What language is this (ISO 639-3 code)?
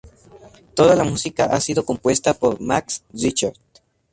spa